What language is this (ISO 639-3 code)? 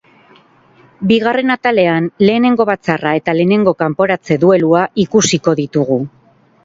eus